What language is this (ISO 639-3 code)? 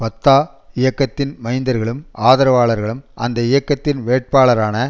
tam